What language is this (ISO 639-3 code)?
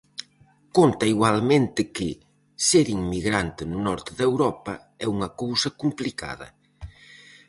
glg